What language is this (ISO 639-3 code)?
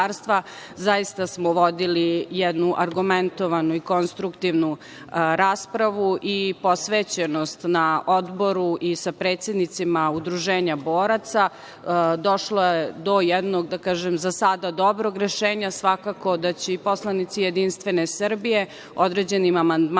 srp